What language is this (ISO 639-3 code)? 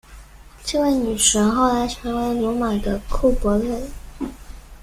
zho